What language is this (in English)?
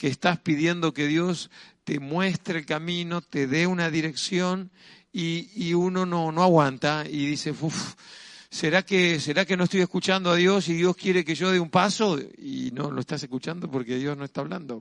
Spanish